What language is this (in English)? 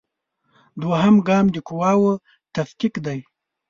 Pashto